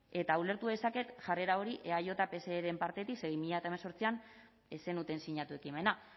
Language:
Basque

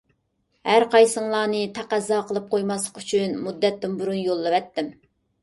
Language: Uyghur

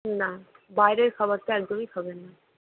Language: Bangla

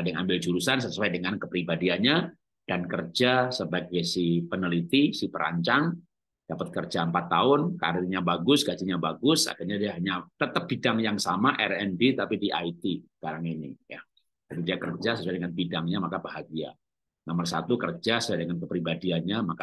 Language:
Indonesian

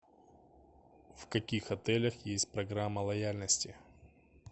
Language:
Russian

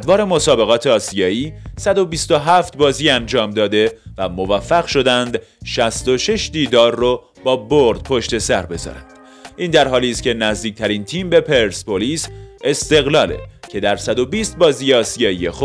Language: Persian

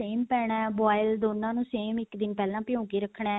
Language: Punjabi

